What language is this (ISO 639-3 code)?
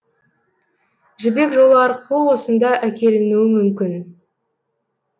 kaz